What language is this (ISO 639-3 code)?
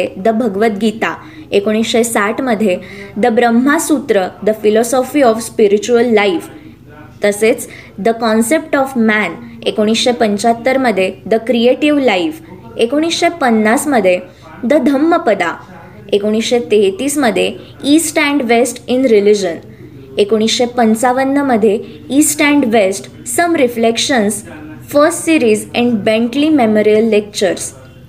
mar